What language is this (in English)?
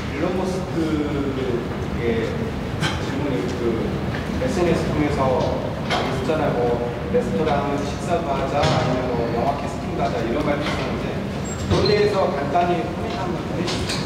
Korean